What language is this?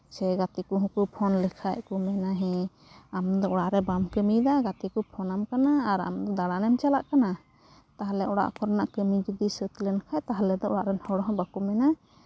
Santali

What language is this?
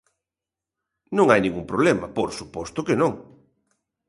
Galician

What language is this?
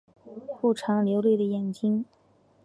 Chinese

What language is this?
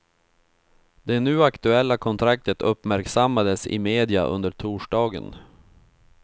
Swedish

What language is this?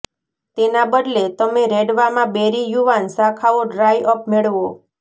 Gujarati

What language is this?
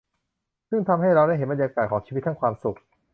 Thai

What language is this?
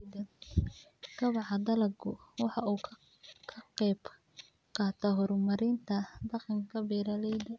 Somali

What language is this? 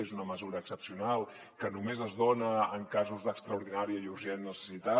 Catalan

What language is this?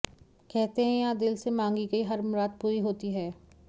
Hindi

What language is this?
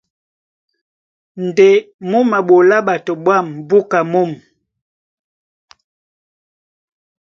Duala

